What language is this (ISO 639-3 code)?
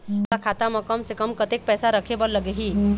hne